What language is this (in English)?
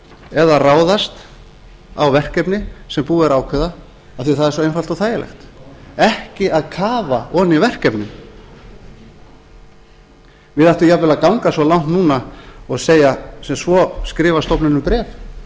Icelandic